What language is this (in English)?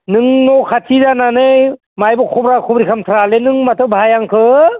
Bodo